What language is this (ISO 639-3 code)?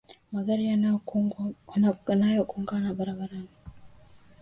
swa